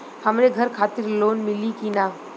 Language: Bhojpuri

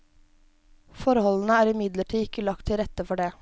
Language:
Norwegian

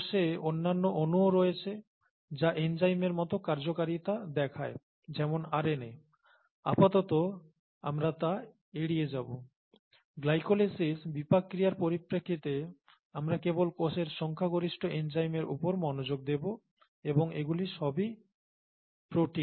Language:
Bangla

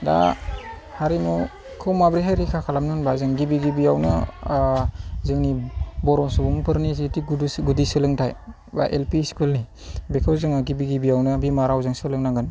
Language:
Bodo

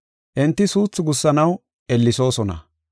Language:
Gofa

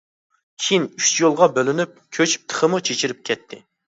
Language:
Uyghur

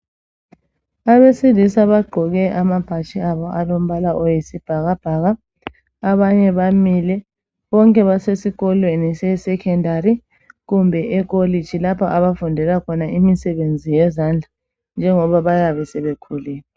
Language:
North Ndebele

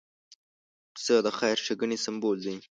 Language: Pashto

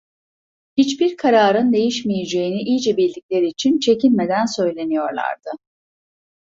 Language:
Turkish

